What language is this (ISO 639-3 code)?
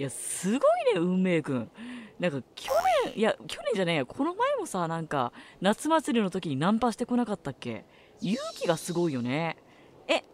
jpn